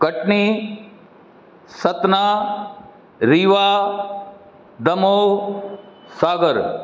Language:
Sindhi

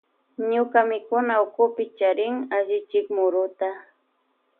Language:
Loja Highland Quichua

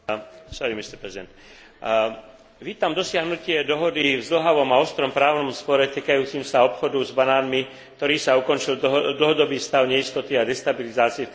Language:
Slovak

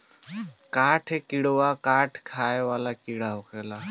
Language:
Bhojpuri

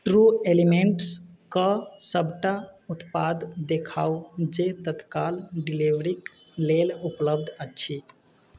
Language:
Maithili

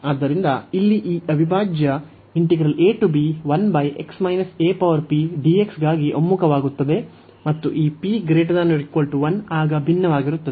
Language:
Kannada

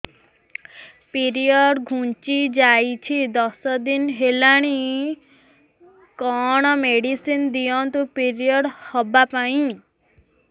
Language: Odia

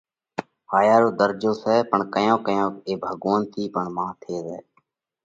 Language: Parkari Koli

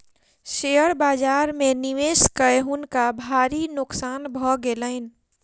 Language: Maithili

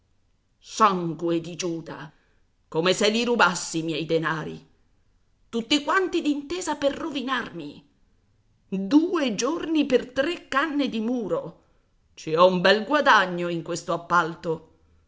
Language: Italian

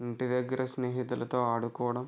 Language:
Telugu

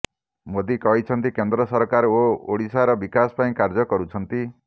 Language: Odia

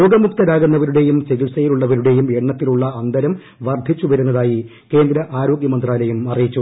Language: Malayalam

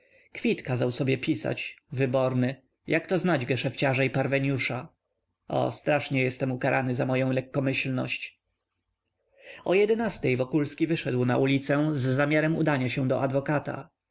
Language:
Polish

